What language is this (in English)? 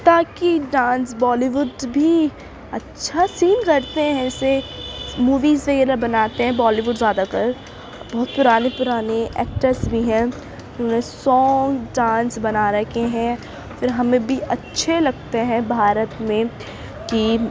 Urdu